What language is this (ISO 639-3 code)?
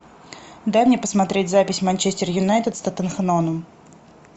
rus